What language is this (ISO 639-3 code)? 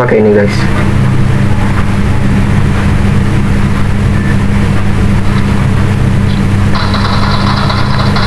ind